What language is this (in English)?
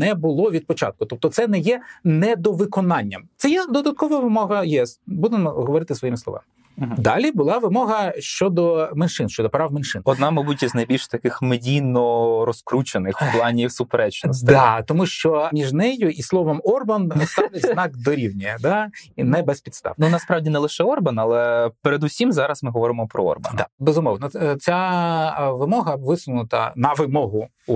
Ukrainian